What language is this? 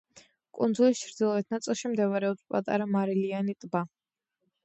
Georgian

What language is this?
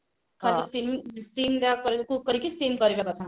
Odia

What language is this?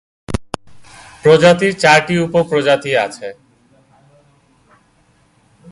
Bangla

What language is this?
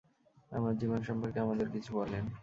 Bangla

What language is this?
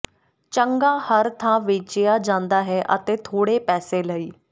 Punjabi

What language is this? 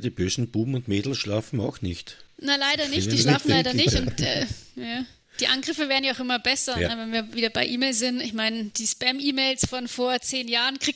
German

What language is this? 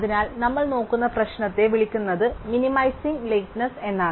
Malayalam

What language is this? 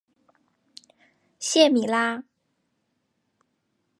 Chinese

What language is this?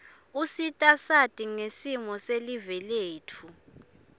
Swati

